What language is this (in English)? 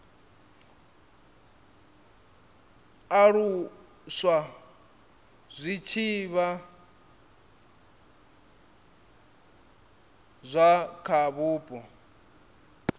Venda